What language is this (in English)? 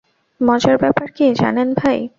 Bangla